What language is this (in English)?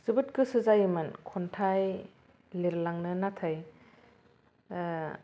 Bodo